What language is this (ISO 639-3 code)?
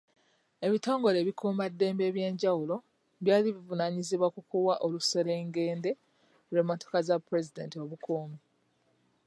lug